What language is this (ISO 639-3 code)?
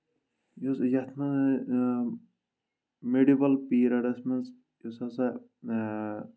kas